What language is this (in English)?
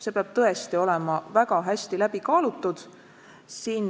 Estonian